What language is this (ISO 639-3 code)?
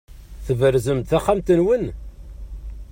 kab